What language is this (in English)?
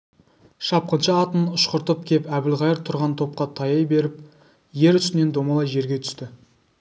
Kazakh